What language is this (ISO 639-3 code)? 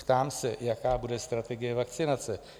ces